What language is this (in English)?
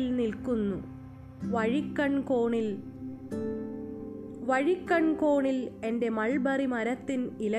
Malayalam